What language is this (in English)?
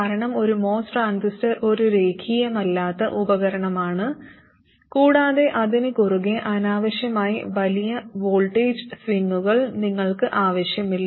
Malayalam